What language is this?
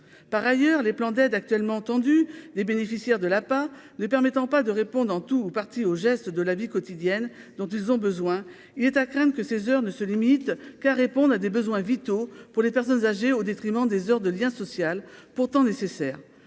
French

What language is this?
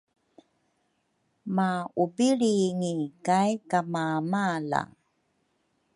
Rukai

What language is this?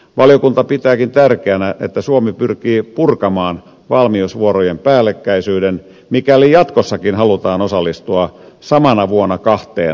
Finnish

